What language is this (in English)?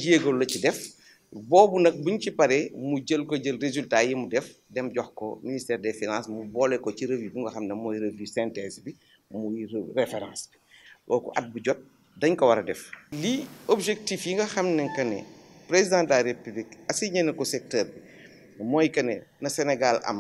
French